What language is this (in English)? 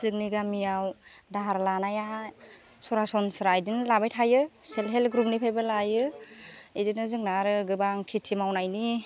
Bodo